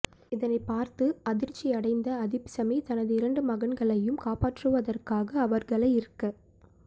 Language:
Tamil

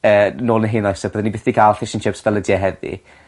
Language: Welsh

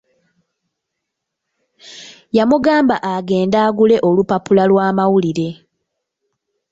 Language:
Ganda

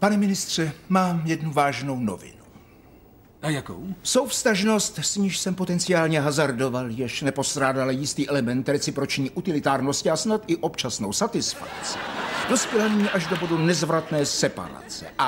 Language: Czech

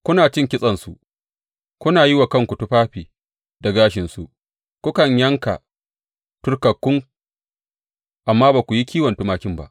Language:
Hausa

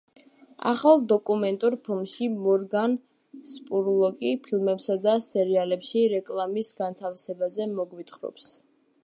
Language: Georgian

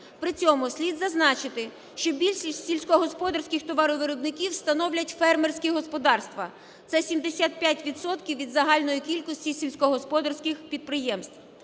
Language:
Ukrainian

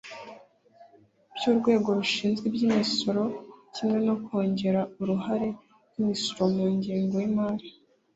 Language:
Kinyarwanda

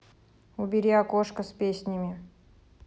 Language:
Russian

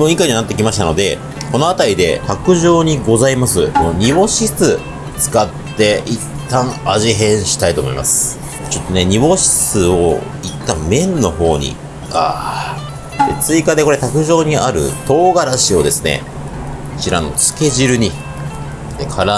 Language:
Japanese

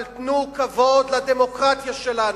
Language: Hebrew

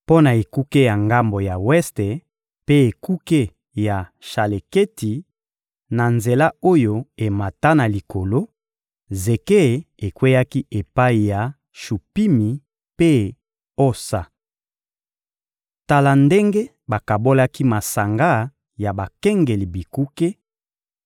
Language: Lingala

